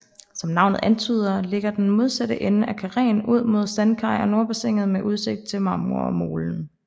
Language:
Danish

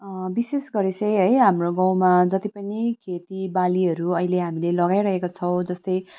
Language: Nepali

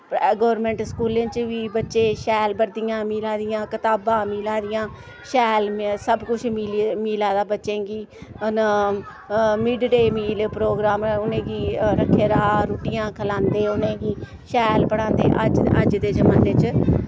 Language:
Dogri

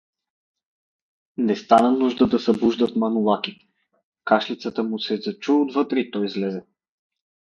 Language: Bulgarian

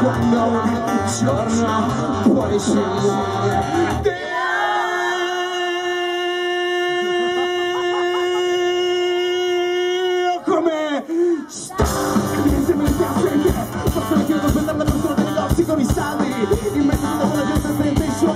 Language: Spanish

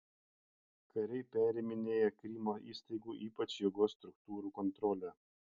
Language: Lithuanian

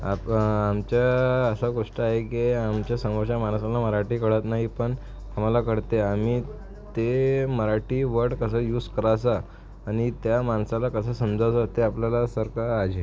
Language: Marathi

